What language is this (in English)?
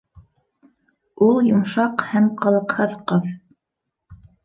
Bashkir